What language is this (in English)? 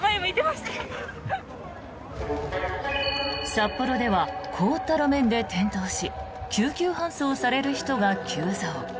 Japanese